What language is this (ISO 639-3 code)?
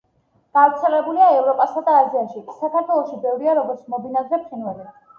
kat